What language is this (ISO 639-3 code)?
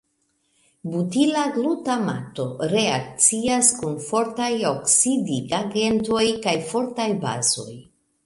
epo